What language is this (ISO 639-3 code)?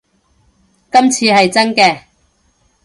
yue